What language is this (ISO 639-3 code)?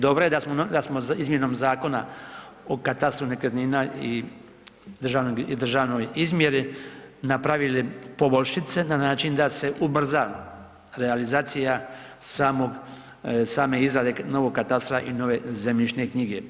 hrv